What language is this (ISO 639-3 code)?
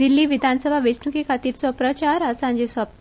kok